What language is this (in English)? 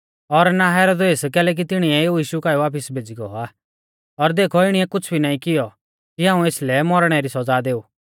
Mahasu Pahari